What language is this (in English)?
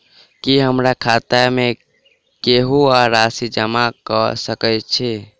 Maithili